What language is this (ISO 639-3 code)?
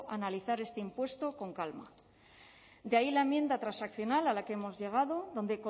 spa